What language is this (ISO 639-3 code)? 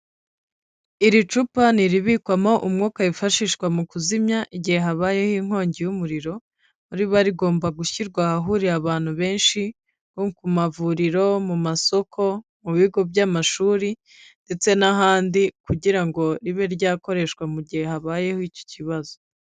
kin